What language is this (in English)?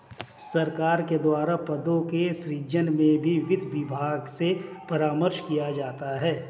Hindi